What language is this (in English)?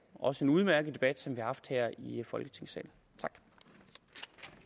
Danish